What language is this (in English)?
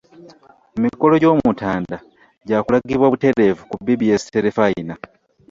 Ganda